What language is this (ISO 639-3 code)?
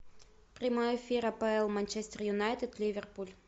rus